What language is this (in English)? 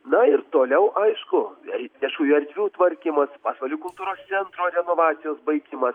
Lithuanian